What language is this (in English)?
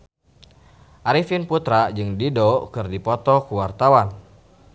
Sundanese